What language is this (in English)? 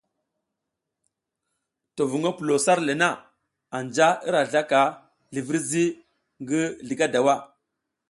South Giziga